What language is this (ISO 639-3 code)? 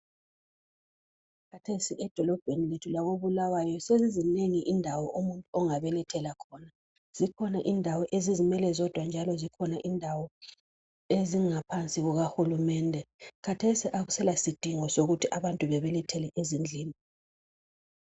nde